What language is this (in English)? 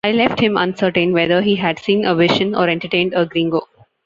English